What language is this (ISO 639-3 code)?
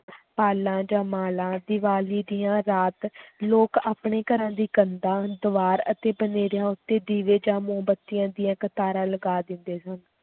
pan